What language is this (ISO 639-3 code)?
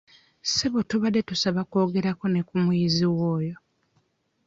lug